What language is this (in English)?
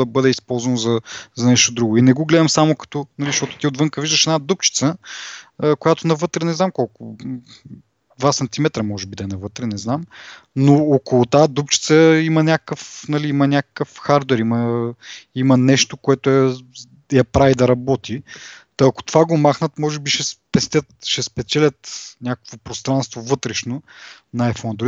Bulgarian